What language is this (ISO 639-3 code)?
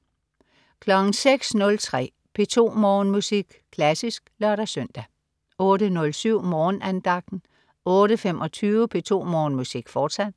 dan